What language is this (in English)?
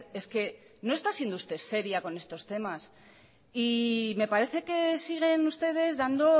Spanish